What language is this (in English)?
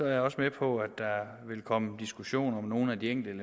Danish